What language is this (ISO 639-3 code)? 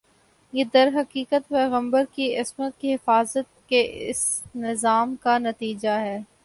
urd